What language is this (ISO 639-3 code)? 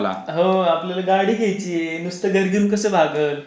mar